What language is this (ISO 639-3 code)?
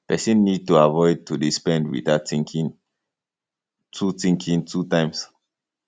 pcm